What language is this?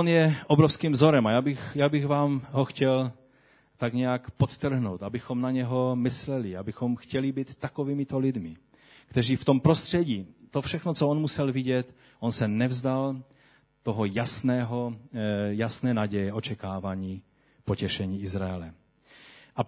Czech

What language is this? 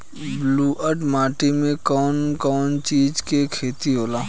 Bhojpuri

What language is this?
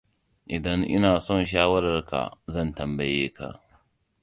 Hausa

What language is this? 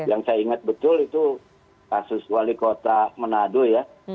Indonesian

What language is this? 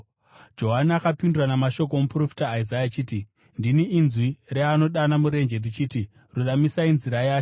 Shona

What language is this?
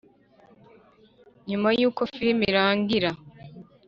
Kinyarwanda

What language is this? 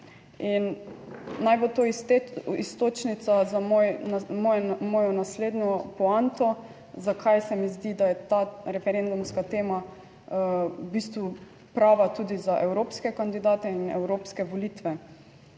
Slovenian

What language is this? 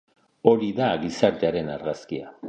Basque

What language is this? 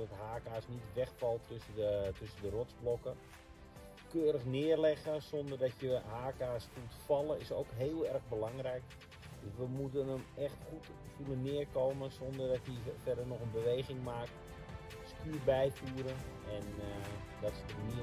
Dutch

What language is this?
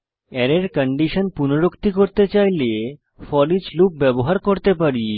Bangla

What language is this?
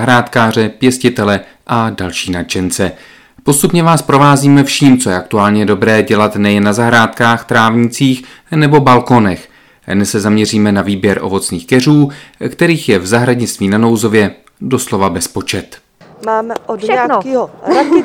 Czech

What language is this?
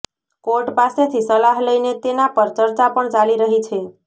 Gujarati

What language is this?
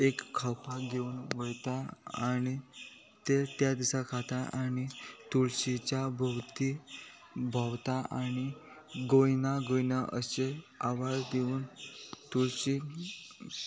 Konkani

